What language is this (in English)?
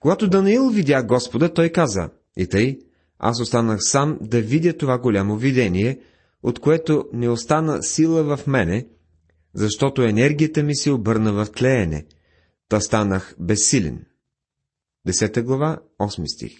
Bulgarian